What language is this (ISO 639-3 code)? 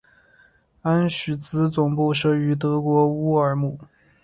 zho